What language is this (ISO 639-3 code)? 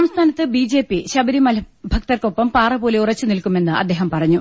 mal